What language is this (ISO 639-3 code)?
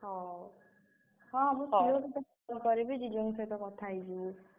ori